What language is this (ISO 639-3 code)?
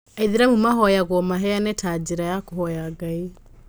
kik